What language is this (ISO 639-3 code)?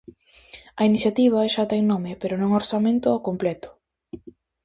glg